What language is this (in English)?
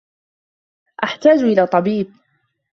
Arabic